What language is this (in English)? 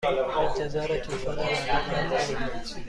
Persian